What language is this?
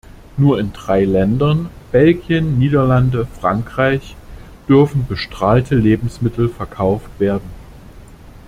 German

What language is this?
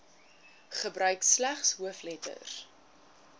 Afrikaans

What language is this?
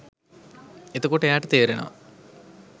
Sinhala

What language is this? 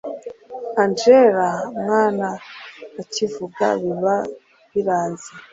Kinyarwanda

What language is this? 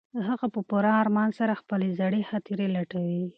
Pashto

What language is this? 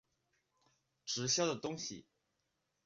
Chinese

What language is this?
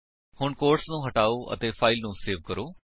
Punjabi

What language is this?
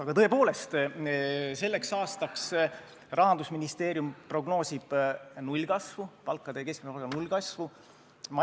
Estonian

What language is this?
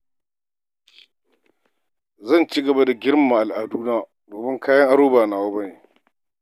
Hausa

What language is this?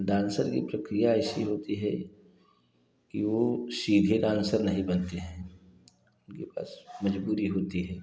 Hindi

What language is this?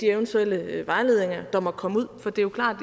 Danish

